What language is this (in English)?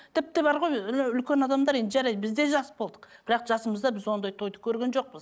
Kazakh